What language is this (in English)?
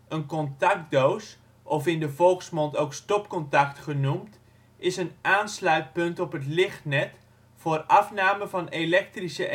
Dutch